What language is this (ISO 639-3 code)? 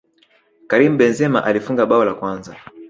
swa